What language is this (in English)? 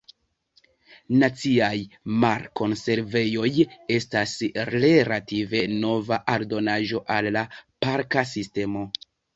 Esperanto